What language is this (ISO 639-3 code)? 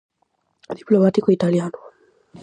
glg